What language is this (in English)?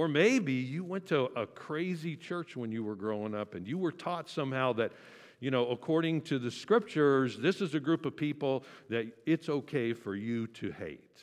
English